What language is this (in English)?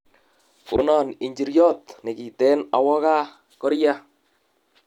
Kalenjin